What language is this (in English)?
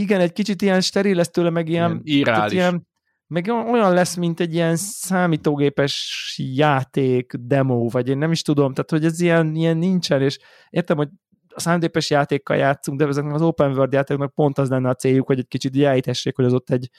Hungarian